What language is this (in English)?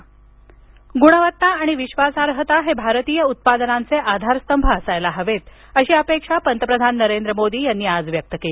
Marathi